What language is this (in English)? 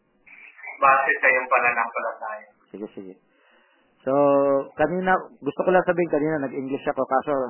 Filipino